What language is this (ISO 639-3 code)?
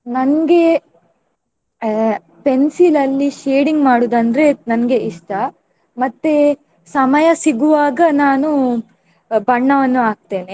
kan